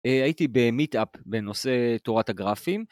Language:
Hebrew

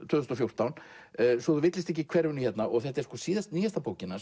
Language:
Icelandic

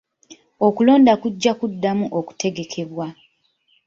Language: Ganda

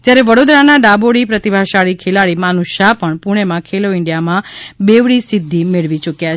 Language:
Gujarati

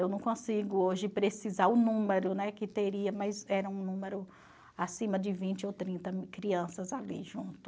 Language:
Portuguese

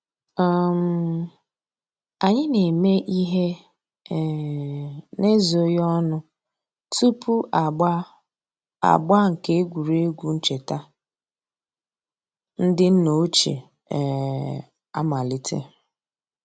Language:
Igbo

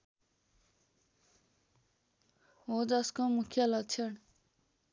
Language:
Nepali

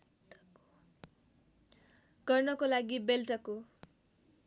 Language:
Nepali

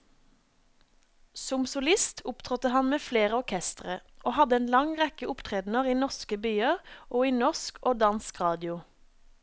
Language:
Norwegian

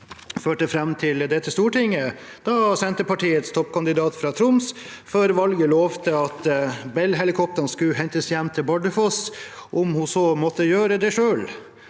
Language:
Norwegian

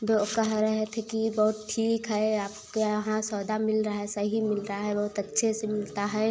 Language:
Hindi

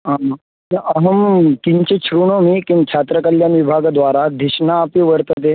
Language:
Sanskrit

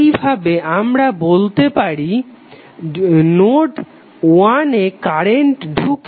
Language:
Bangla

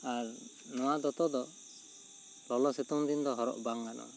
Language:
Santali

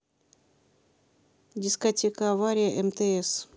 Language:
Russian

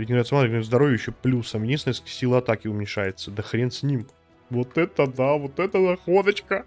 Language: Russian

